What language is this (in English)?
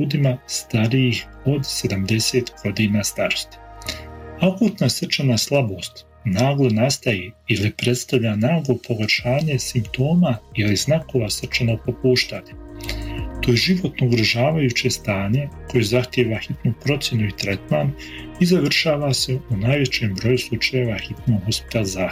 Croatian